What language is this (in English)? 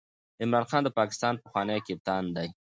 Pashto